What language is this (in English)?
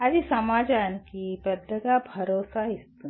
Telugu